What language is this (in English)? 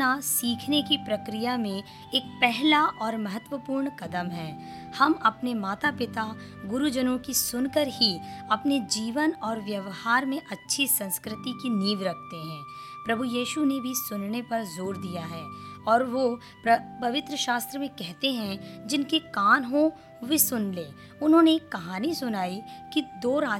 Hindi